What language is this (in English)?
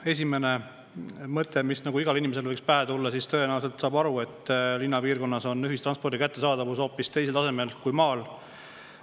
Estonian